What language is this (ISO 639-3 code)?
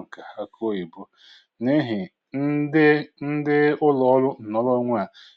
ibo